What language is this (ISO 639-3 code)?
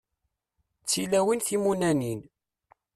kab